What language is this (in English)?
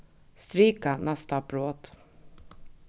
Faroese